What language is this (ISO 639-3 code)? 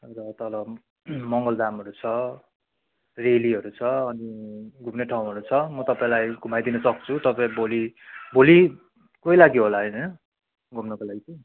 nep